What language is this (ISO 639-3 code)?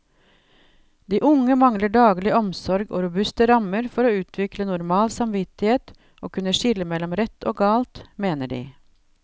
nor